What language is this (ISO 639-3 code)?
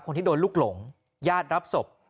tha